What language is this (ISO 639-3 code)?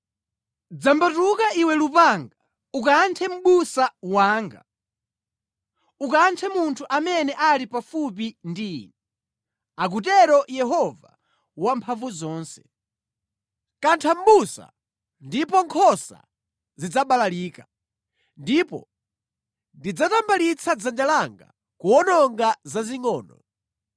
nya